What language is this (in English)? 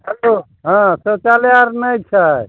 Maithili